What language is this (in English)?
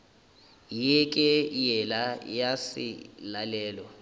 Northern Sotho